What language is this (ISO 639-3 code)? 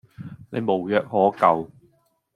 yue